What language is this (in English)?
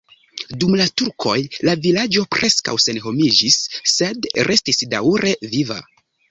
Esperanto